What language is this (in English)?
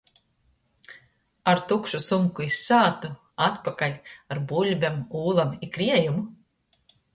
Latgalian